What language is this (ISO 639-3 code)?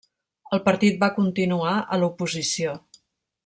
cat